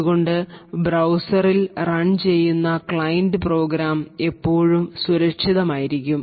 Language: Malayalam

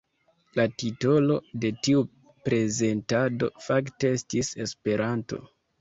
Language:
Esperanto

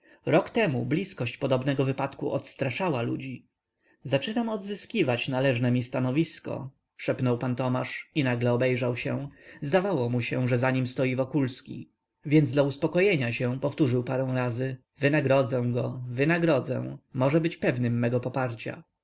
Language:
Polish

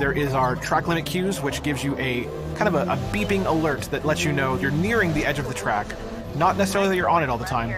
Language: Greek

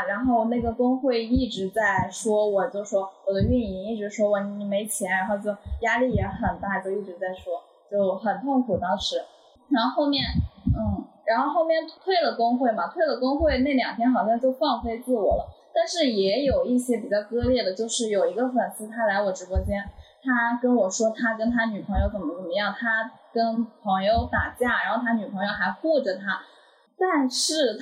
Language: Chinese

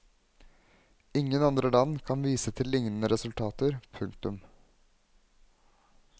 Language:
Norwegian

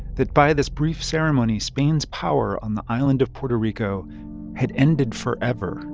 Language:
English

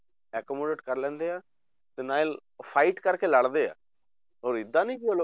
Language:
Punjabi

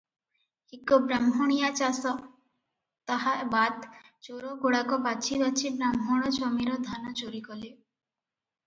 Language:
Odia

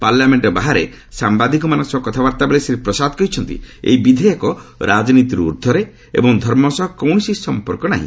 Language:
Odia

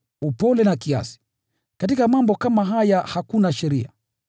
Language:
Swahili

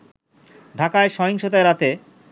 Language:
Bangla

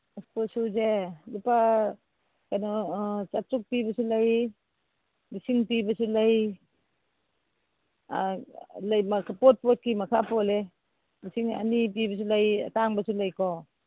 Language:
Manipuri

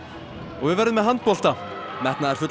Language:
Icelandic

